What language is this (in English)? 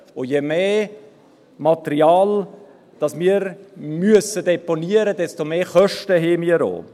Swiss German